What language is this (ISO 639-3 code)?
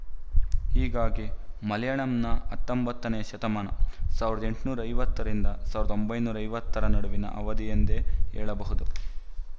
kan